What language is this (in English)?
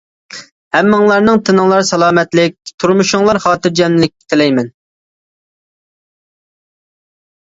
Uyghur